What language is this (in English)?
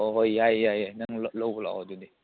Manipuri